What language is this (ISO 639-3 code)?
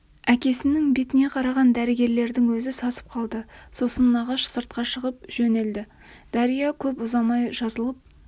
kaz